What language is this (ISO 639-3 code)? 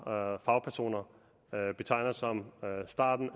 dan